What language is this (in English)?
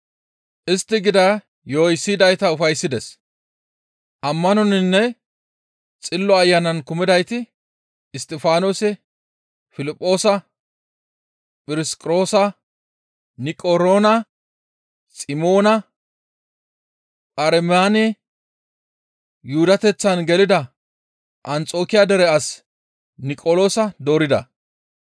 Gamo